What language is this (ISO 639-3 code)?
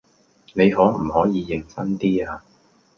yue